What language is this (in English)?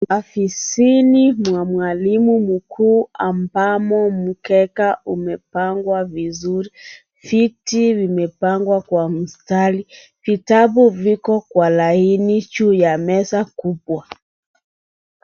Swahili